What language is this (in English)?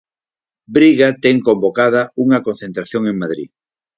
Galician